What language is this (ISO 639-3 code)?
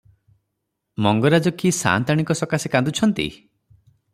ori